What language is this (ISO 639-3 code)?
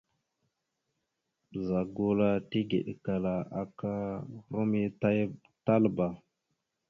mxu